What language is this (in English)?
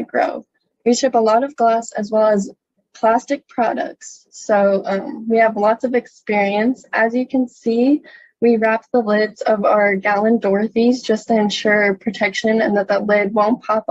English